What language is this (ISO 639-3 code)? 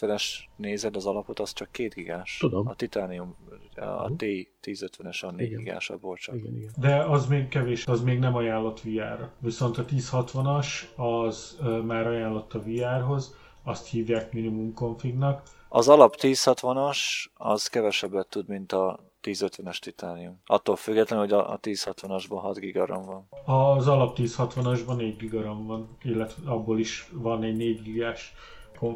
hun